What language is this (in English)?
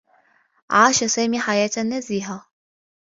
Arabic